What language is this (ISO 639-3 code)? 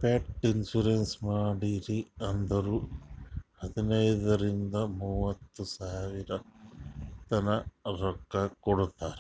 kan